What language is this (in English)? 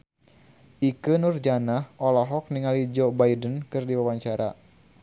Sundanese